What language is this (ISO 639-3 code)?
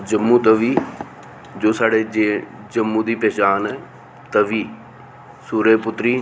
doi